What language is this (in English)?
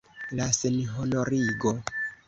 Esperanto